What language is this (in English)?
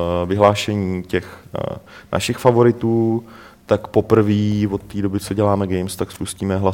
Czech